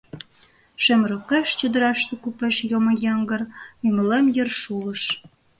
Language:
Mari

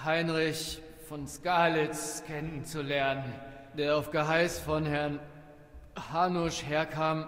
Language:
German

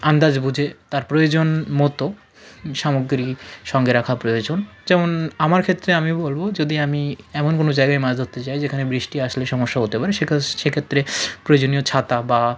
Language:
Bangla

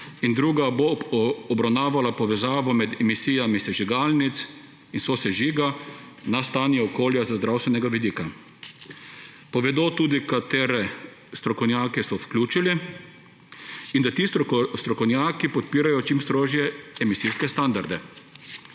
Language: Slovenian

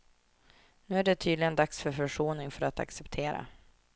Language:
Swedish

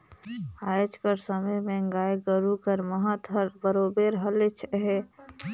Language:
Chhattisgarhi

